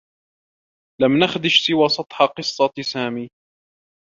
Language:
Arabic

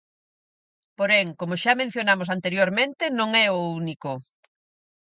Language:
Galician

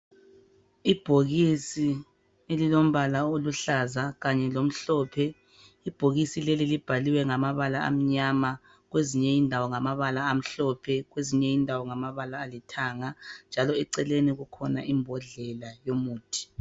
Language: North Ndebele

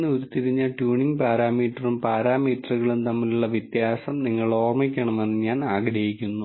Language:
Malayalam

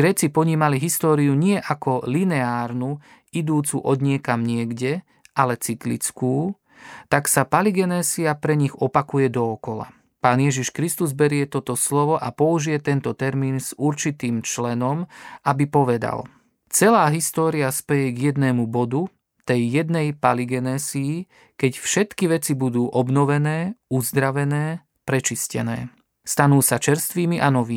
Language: Slovak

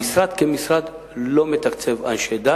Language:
Hebrew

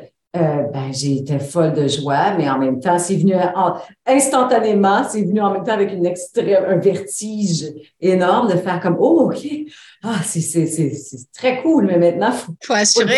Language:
French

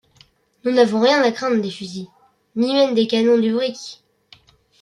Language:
French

